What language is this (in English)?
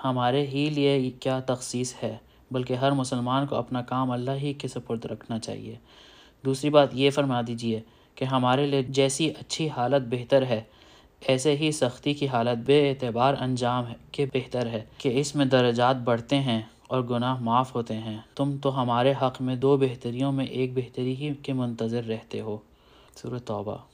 Urdu